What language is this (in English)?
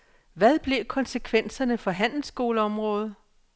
Danish